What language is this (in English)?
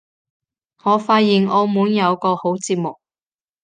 Cantonese